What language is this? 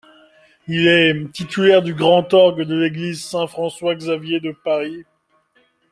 French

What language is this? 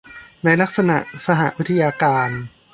Thai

